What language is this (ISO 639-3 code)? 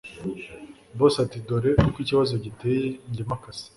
kin